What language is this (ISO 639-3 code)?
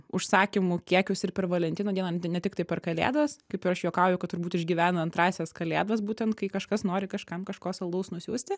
lit